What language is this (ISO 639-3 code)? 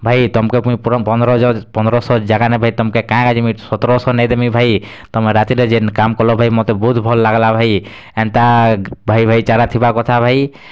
ori